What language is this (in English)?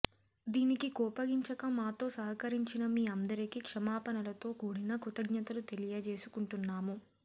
Telugu